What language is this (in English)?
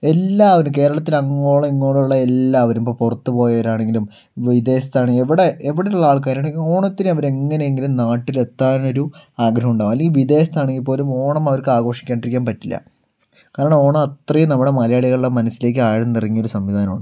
Malayalam